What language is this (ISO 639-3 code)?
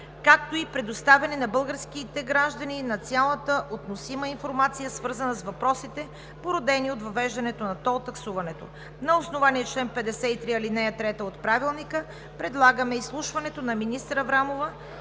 bul